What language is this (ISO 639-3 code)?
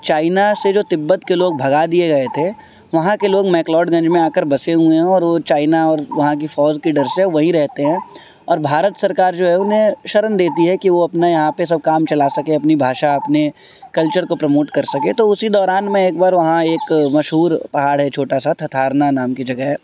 urd